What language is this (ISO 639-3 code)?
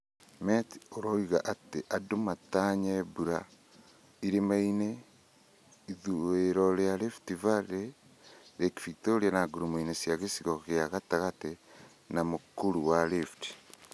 kik